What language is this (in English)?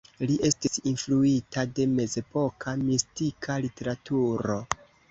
Esperanto